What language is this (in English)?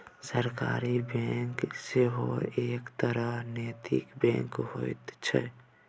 Maithili